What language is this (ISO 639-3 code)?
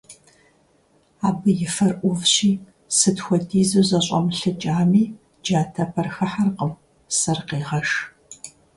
kbd